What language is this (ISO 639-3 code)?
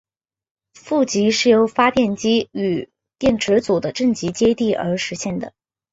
zho